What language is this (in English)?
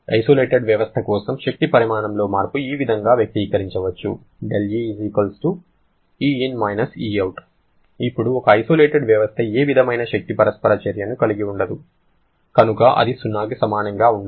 Telugu